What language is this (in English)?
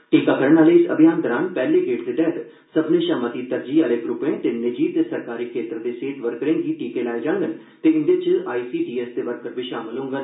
Dogri